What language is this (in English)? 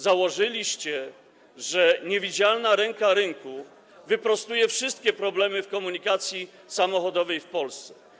Polish